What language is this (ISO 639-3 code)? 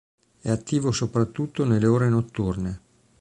ita